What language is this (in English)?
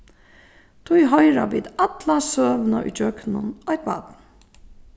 Faroese